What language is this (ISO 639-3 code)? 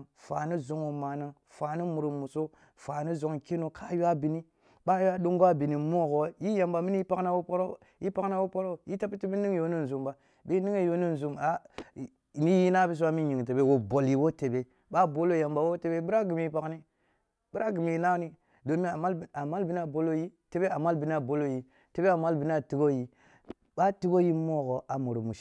bbu